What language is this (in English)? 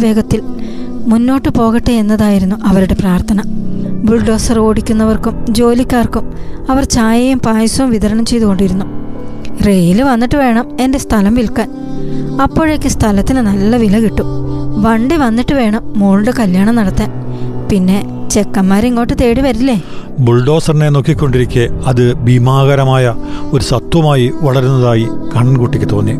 Malayalam